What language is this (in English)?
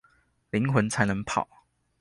Chinese